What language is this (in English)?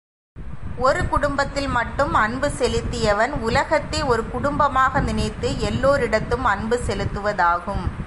Tamil